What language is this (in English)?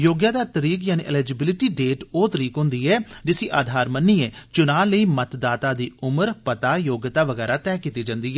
Dogri